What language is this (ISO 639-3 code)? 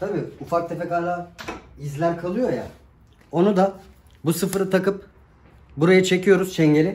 tur